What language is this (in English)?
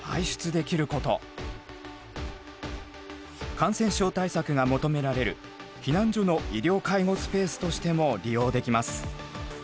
Japanese